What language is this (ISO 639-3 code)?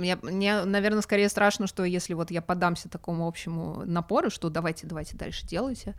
rus